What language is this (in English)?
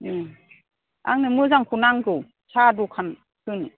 Bodo